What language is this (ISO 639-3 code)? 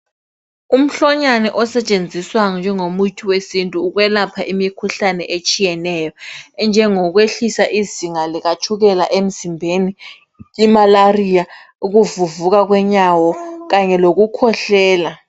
nde